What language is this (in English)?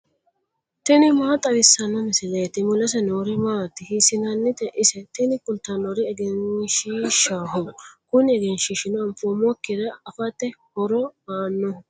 Sidamo